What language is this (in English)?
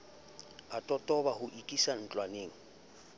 Southern Sotho